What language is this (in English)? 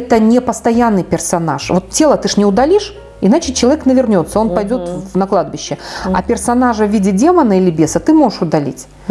Russian